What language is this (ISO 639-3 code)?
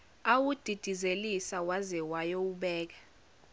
zul